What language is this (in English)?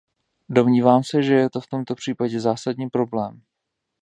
Czech